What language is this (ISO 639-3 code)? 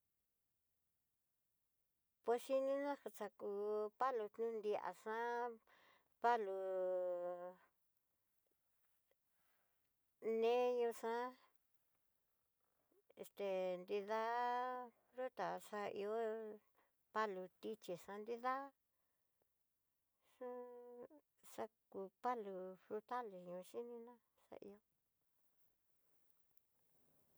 mtx